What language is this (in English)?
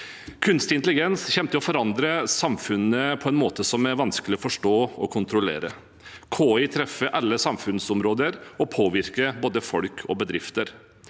Norwegian